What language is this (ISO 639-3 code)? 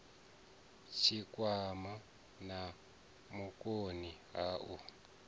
ven